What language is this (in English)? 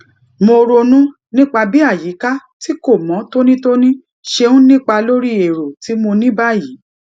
Yoruba